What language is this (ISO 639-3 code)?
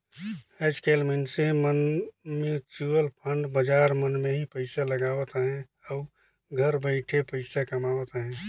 hne